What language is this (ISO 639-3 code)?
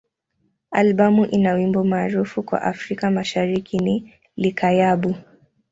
swa